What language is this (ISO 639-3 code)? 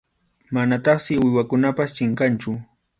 qxu